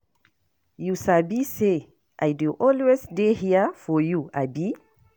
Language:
Nigerian Pidgin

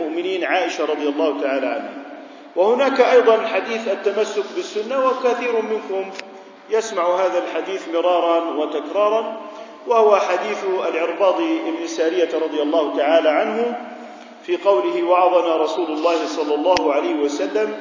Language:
Arabic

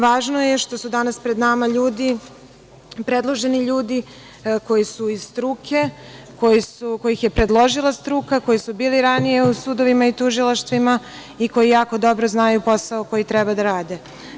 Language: Serbian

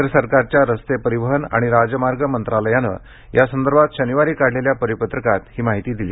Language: Marathi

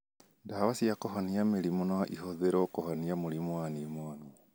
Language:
Kikuyu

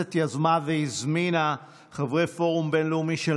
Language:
Hebrew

